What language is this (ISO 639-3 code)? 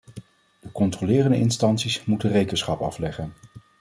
nld